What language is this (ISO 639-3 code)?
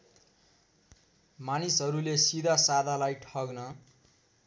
nep